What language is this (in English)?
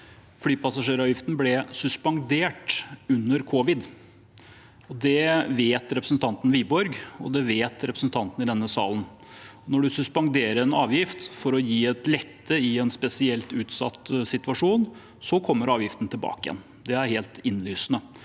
Norwegian